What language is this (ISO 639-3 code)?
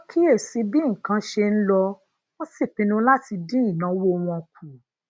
yor